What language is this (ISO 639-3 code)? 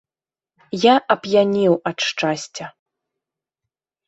bel